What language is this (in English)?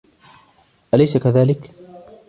Arabic